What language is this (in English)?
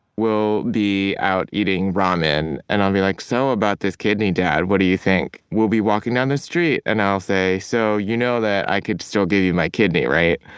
English